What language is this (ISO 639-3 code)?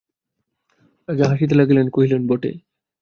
ben